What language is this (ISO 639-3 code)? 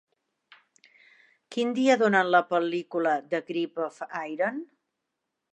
cat